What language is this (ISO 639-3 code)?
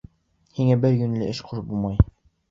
bak